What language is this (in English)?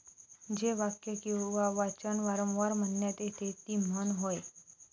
Marathi